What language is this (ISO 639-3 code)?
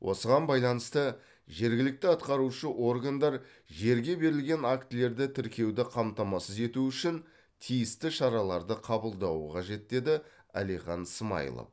kaz